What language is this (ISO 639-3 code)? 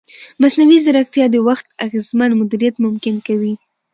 pus